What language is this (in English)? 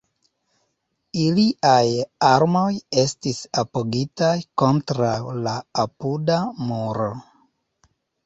Esperanto